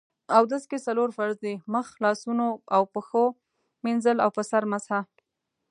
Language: Pashto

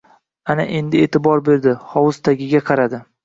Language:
Uzbek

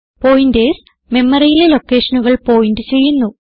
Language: Malayalam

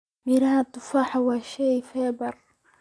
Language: Somali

